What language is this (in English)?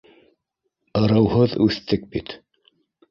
Bashkir